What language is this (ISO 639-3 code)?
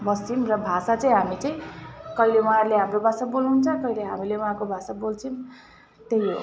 nep